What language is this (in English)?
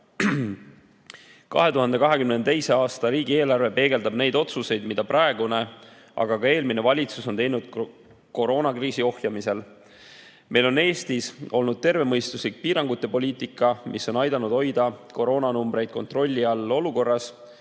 Estonian